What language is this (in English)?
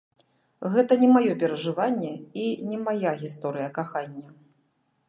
Belarusian